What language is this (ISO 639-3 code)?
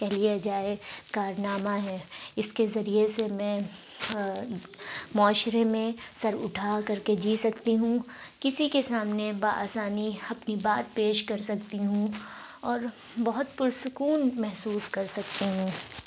urd